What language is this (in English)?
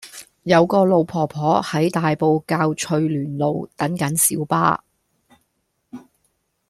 Cantonese